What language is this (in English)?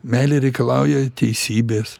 Lithuanian